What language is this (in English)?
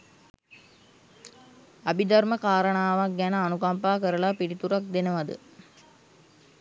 Sinhala